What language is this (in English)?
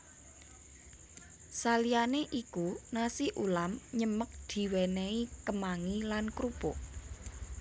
Javanese